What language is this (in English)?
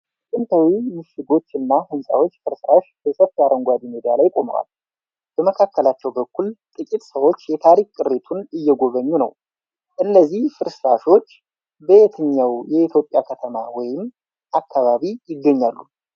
Amharic